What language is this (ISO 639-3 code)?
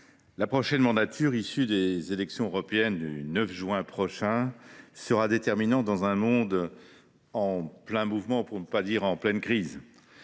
fra